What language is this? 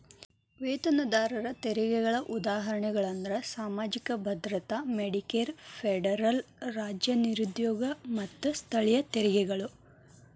Kannada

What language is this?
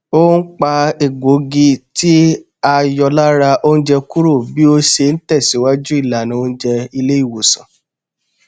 Yoruba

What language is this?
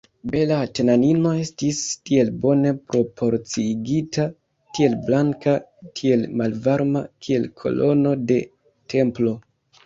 Esperanto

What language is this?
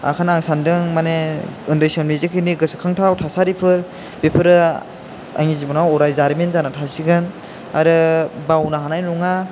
Bodo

